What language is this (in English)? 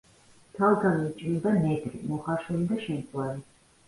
Georgian